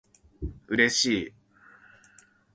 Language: Japanese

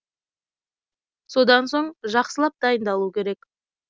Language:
Kazakh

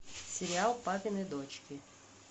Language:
Russian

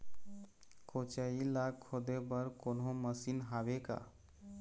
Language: Chhattisgarhi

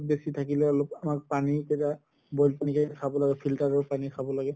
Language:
Assamese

